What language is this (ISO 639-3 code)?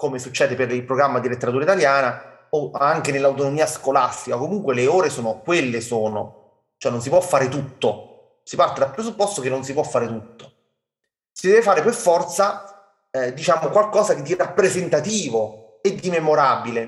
ita